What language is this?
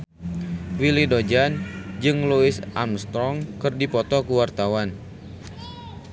Sundanese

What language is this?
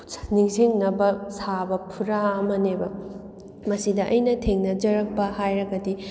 Manipuri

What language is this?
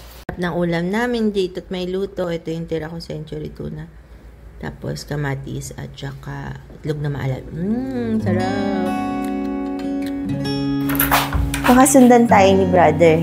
Filipino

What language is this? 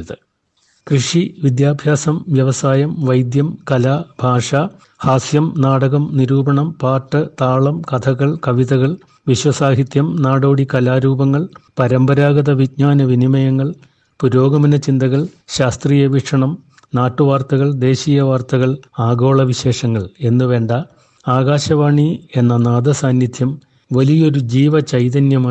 Malayalam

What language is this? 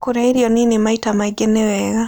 Kikuyu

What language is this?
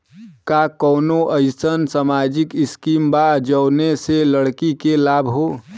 Bhojpuri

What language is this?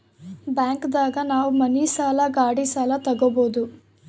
Kannada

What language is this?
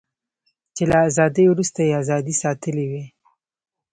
Pashto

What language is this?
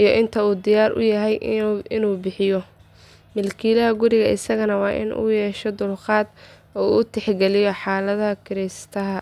Somali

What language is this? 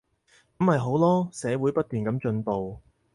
Cantonese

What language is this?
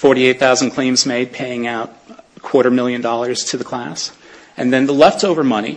English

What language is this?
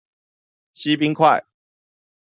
Chinese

